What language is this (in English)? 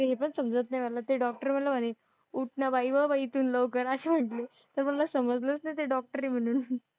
Marathi